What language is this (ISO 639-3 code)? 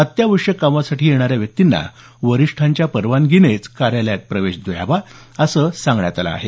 mar